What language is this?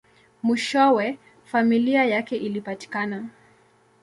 Swahili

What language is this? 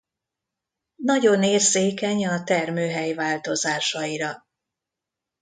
Hungarian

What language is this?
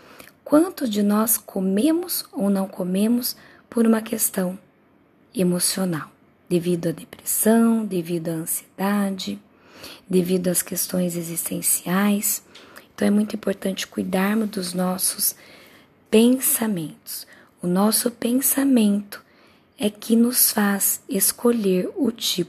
Portuguese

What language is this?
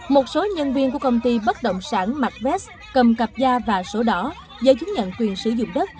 Vietnamese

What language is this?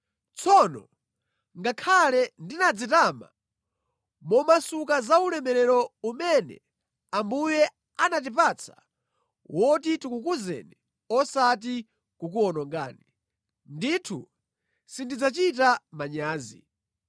Nyanja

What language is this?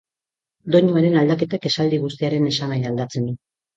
Basque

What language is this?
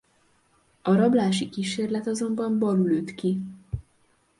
Hungarian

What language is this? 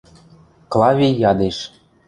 Western Mari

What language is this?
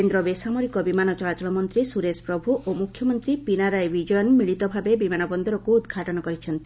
Odia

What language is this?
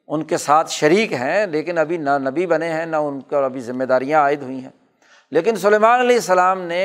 Urdu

